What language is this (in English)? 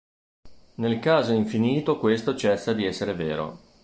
Italian